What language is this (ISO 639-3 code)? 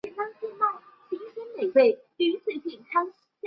zho